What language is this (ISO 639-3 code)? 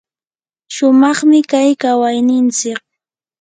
qur